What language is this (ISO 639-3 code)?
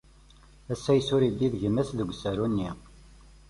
kab